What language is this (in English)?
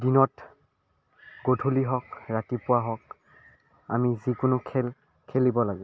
Assamese